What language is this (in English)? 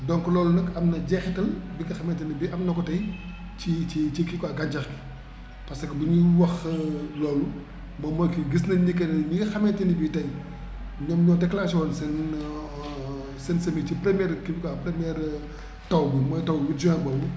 Wolof